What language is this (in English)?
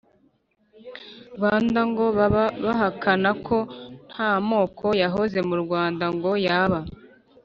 Kinyarwanda